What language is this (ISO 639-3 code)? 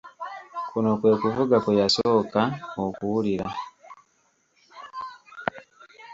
lug